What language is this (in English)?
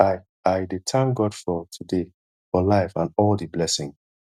Nigerian Pidgin